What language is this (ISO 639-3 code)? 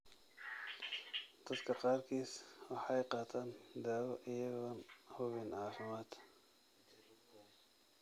som